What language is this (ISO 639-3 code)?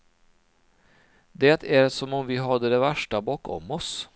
swe